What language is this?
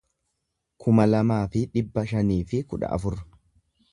Oromo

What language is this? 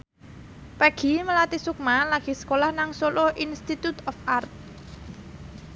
Javanese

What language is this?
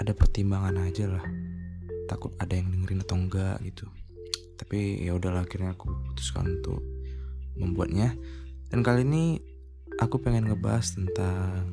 Indonesian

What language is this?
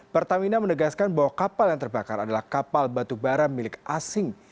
Indonesian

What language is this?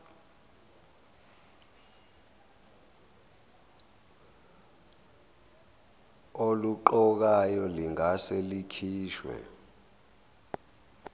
Zulu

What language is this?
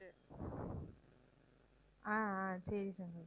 Tamil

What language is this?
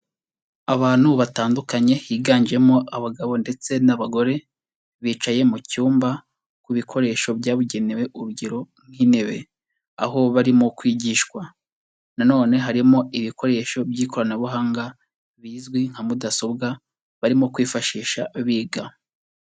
Kinyarwanda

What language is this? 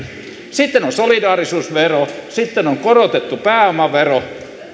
Finnish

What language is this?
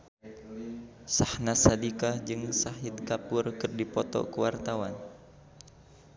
Sundanese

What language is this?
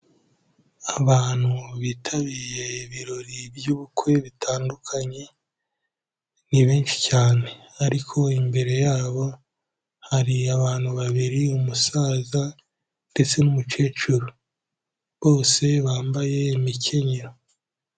Kinyarwanda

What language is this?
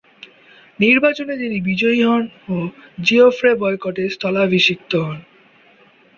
Bangla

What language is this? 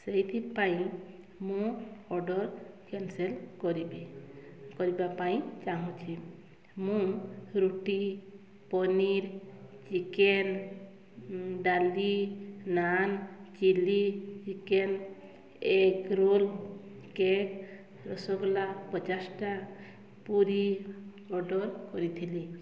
Odia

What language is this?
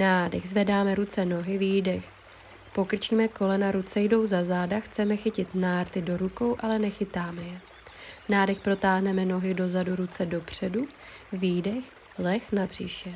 Czech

